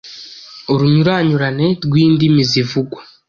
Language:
Kinyarwanda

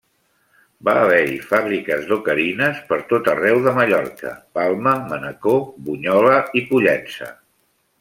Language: Catalan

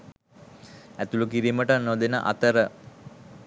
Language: Sinhala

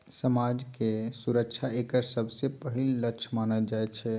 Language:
Maithili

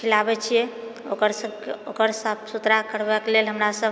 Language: Maithili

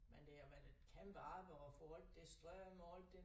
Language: Danish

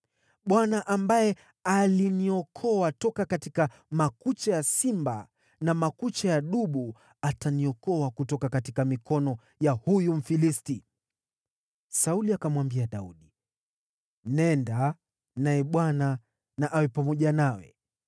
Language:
Swahili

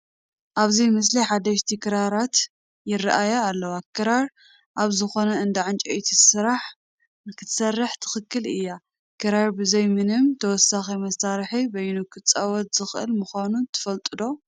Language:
Tigrinya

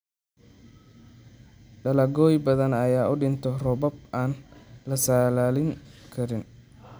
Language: Somali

